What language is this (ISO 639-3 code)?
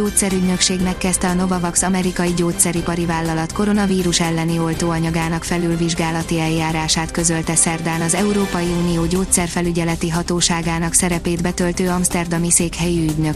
hun